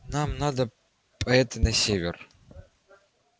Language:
Russian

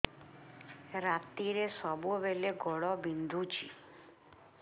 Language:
Odia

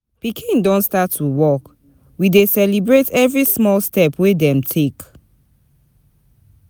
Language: Nigerian Pidgin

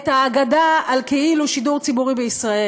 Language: Hebrew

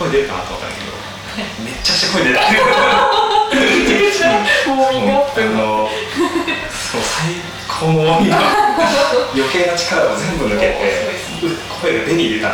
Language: Japanese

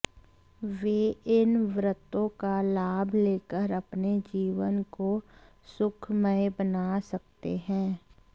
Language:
Hindi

